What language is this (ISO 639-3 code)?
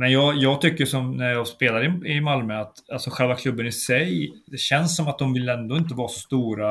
swe